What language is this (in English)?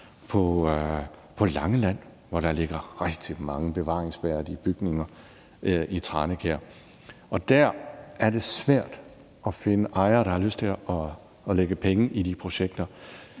Danish